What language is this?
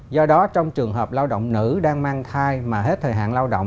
Vietnamese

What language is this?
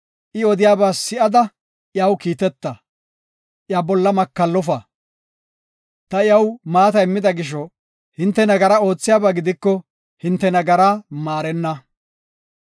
Gofa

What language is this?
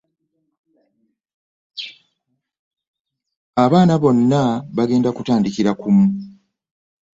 Ganda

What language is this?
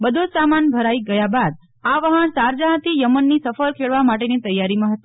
Gujarati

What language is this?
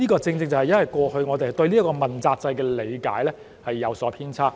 Cantonese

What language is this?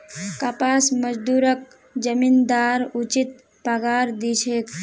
Magahi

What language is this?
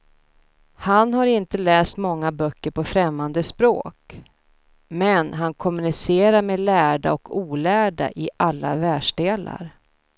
Swedish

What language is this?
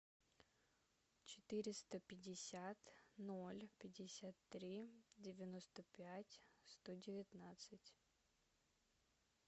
Russian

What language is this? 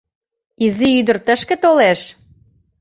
Mari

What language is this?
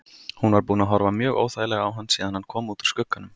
Icelandic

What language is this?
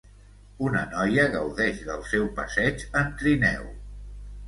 Catalan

